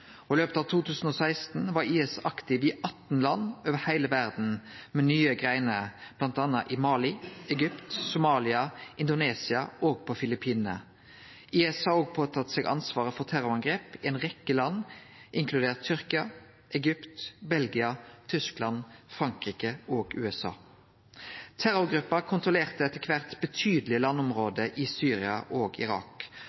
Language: Norwegian Nynorsk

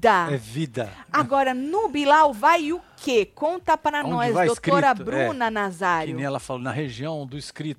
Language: Portuguese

